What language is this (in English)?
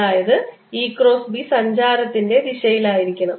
Malayalam